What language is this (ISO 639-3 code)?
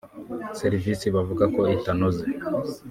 kin